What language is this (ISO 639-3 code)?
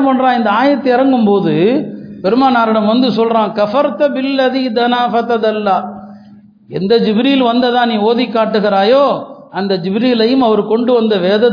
tam